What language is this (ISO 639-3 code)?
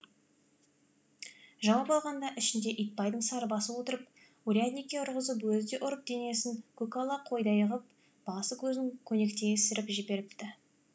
kaz